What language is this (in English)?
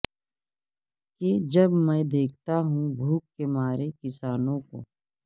Urdu